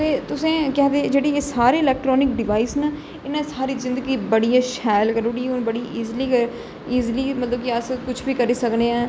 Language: Dogri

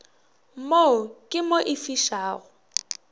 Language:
Northern Sotho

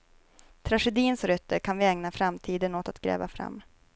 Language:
Swedish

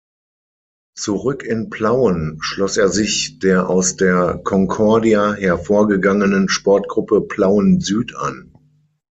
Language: German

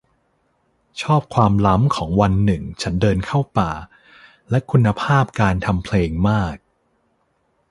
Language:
Thai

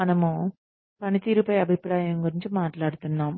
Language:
Telugu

